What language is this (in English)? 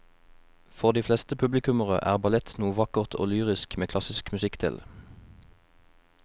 Norwegian